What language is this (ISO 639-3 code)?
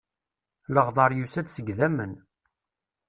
kab